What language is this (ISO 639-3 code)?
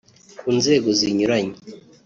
kin